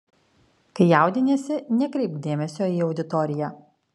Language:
Lithuanian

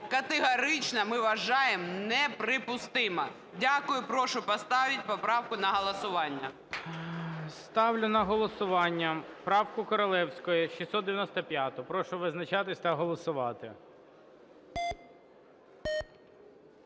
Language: Ukrainian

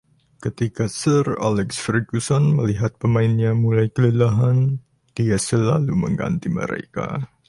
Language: Indonesian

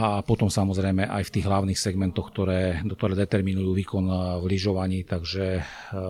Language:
Slovak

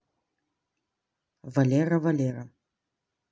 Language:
Russian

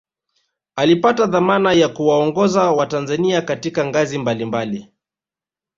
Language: Swahili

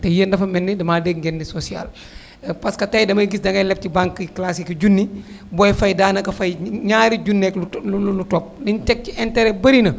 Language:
Wolof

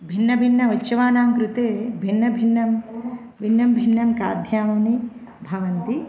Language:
Sanskrit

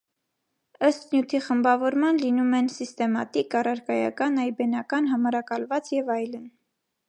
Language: Armenian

